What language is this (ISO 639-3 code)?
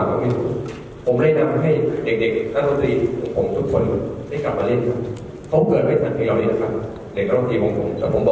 tha